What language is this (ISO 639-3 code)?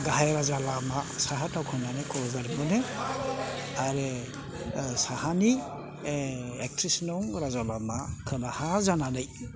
brx